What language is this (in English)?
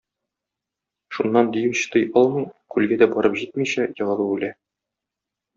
Tatar